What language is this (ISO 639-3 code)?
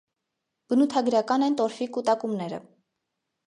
hye